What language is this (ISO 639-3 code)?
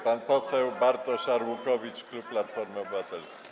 pol